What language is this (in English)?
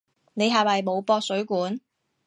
Cantonese